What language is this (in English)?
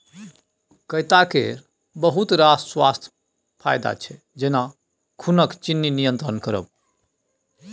Maithili